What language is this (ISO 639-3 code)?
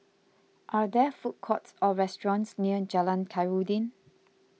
eng